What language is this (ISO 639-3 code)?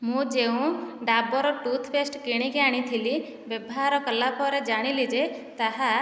ori